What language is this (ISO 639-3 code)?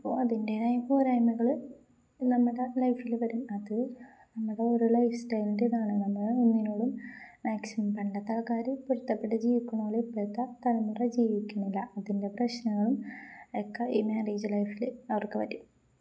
mal